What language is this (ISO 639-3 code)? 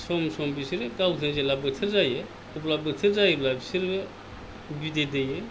brx